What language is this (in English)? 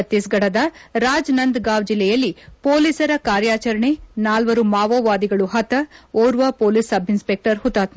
Kannada